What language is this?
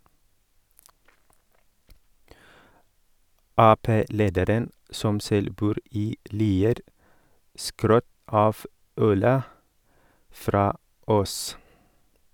Norwegian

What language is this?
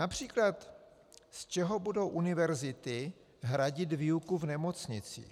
Czech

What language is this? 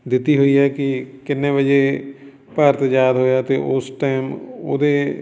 Punjabi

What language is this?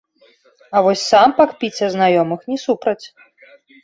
Belarusian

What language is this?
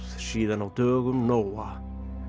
Icelandic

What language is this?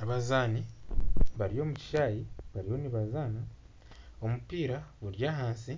Nyankole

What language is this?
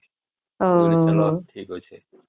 Odia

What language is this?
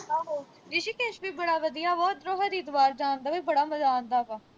Punjabi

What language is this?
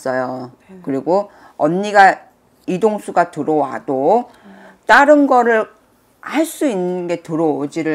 Korean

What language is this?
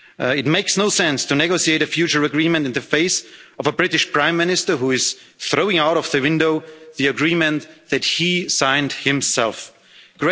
English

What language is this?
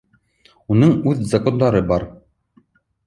Bashkir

